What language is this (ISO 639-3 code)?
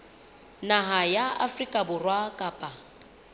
sot